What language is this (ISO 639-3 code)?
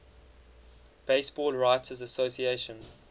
eng